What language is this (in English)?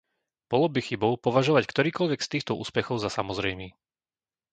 Slovak